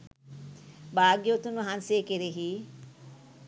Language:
Sinhala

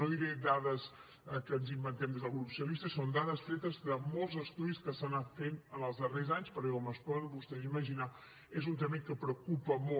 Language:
Catalan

